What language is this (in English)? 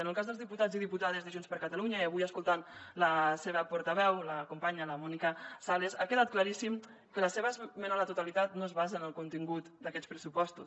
Catalan